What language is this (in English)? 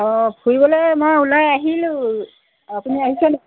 Assamese